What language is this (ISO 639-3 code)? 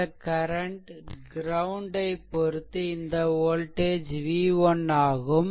tam